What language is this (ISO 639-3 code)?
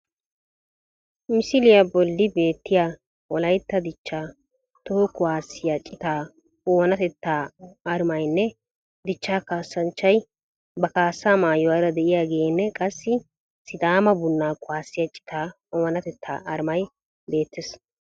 wal